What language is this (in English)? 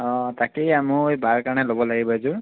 Assamese